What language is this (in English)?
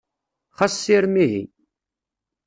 Kabyle